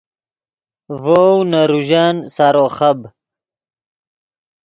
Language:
Yidgha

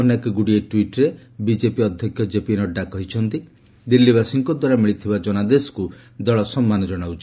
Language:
Odia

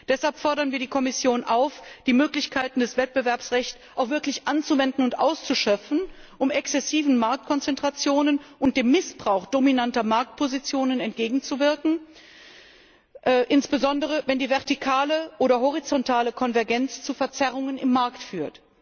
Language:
German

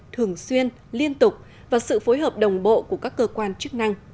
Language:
Vietnamese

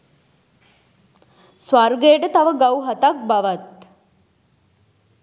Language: Sinhala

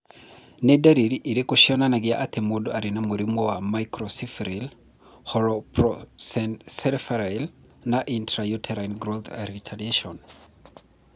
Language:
Kikuyu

